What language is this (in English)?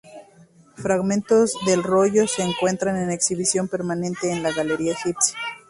Spanish